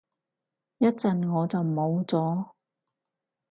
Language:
Cantonese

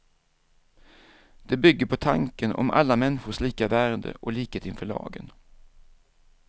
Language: Swedish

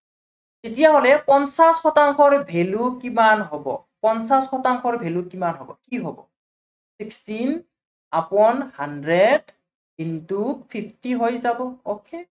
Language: Assamese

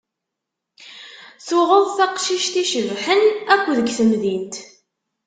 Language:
Kabyle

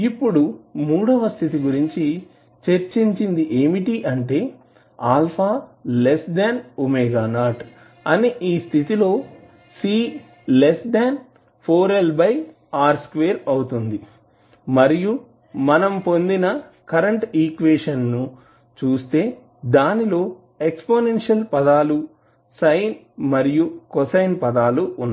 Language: Telugu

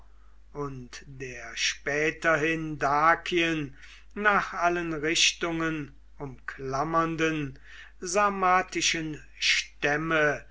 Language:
German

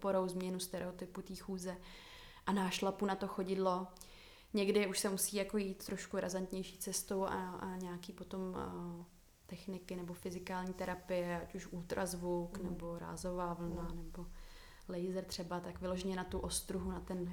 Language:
Czech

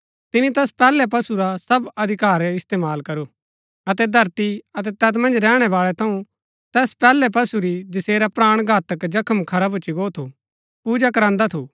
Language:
Gaddi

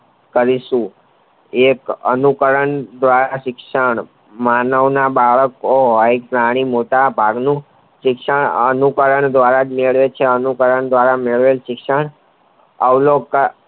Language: Gujarati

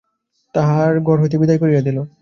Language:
Bangla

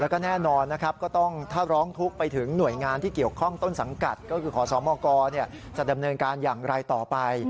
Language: Thai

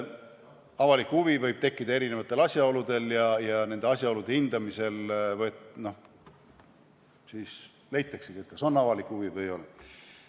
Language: Estonian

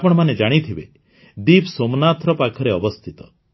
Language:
Odia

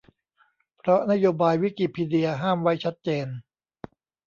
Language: Thai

